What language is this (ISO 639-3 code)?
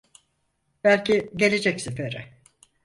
tur